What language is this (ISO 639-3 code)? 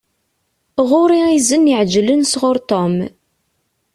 kab